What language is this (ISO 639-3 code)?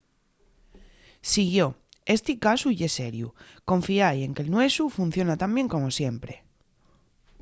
ast